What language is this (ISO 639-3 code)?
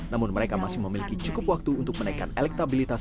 ind